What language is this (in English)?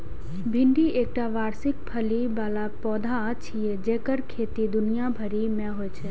Maithili